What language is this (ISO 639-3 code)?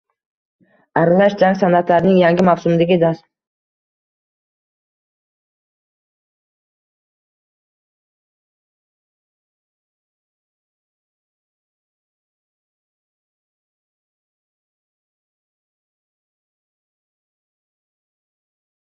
uzb